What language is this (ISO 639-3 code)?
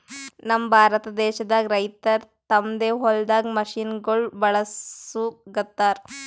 kan